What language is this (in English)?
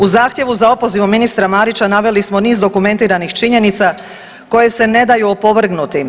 Croatian